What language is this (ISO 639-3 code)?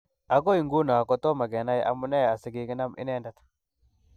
kln